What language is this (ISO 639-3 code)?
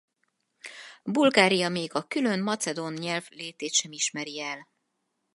hun